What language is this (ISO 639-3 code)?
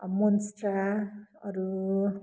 nep